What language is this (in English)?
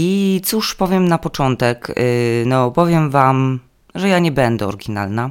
Polish